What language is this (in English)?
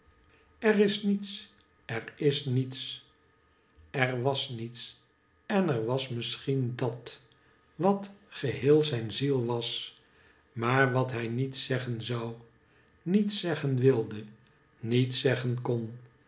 Dutch